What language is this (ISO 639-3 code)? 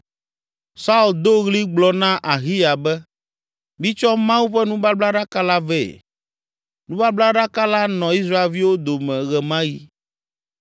ewe